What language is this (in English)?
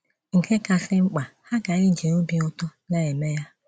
Igbo